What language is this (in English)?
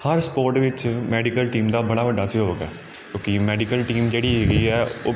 Punjabi